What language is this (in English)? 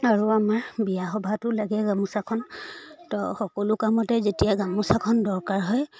Assamese